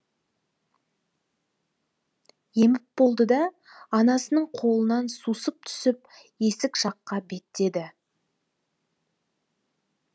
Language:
Kazakh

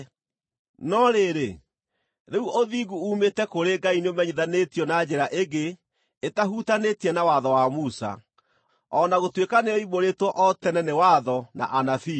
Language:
Kikuyu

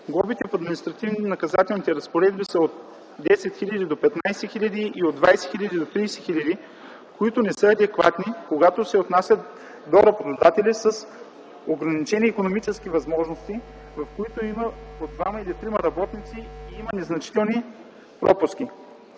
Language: Bulgarian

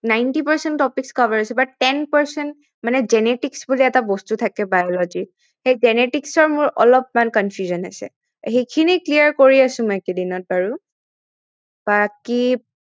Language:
Assamese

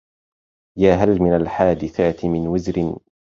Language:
Arabic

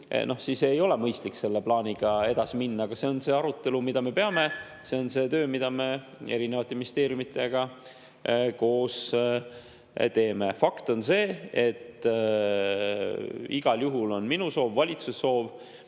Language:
Estonian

